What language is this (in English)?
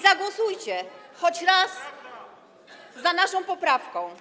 Polish